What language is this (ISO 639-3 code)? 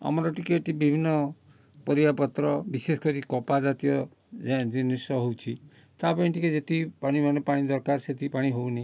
ori